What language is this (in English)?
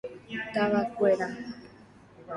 Guarani